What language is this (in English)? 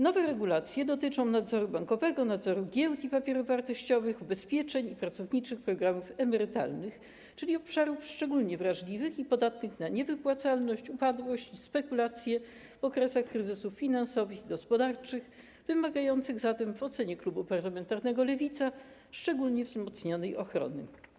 Polish